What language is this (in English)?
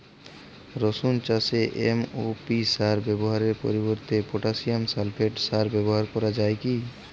Bangla